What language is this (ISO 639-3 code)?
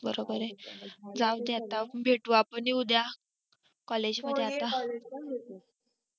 mar